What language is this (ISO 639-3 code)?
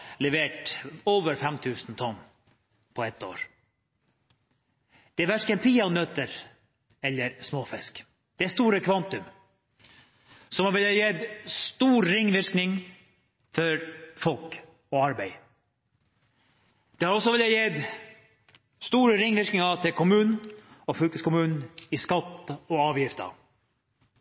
nno